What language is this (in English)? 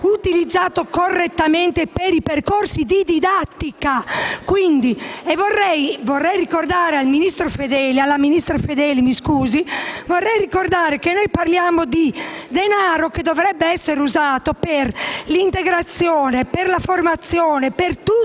Italian